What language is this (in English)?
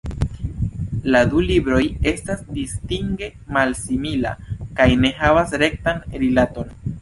Esperanto